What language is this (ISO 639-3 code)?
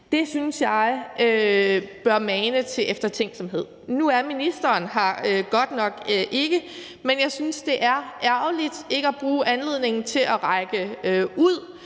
dan